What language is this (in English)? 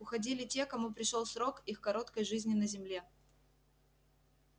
Russian